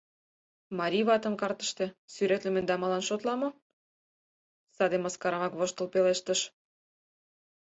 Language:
Mari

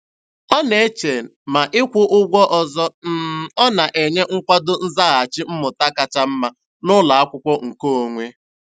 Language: Igbo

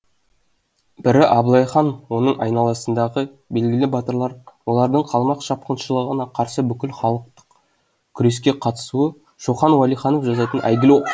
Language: Kazakh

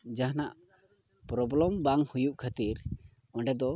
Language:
Santali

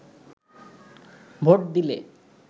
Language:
Bangla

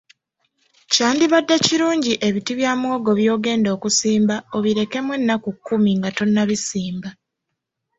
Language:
Ganda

